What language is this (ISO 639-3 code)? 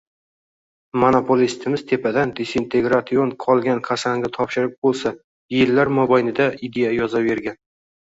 uzb